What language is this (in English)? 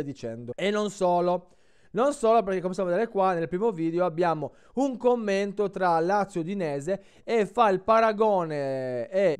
Italian